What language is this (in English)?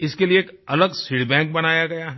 Hindi